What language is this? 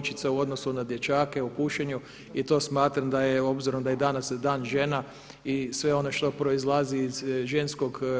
Croatian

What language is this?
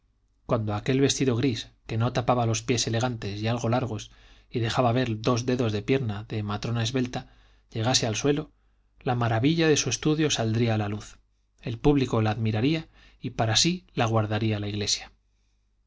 Spanish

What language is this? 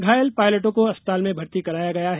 Hindi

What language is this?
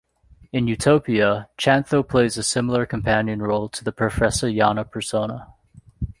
English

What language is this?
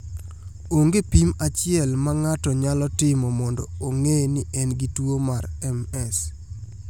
Luo (Kenya and Tanzania)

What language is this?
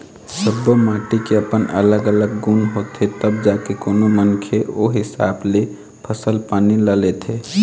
Chhattisgarhi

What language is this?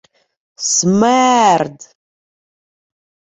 Ukrainian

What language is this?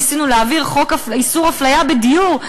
Hebrew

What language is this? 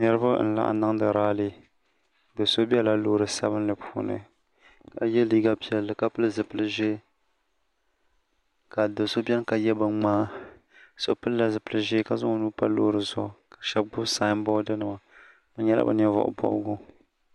Dagbani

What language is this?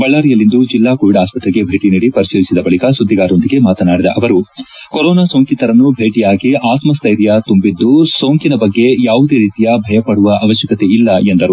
Kannada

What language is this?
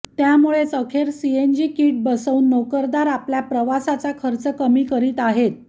Marathi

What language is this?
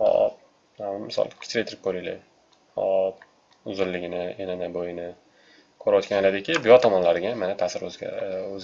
Turkish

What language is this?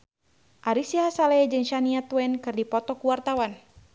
Sundanese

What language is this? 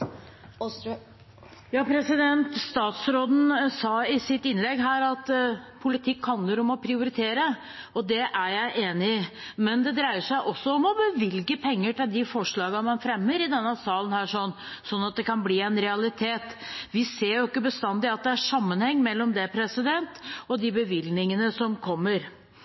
Norwegian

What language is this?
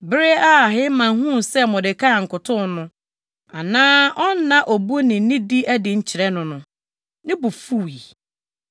Akan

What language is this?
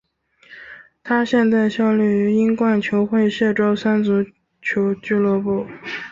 Chinese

